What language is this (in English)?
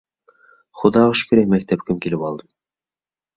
Uyghur